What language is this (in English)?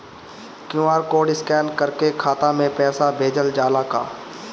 Bhojpuri